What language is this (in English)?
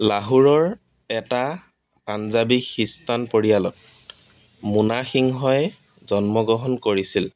Assamese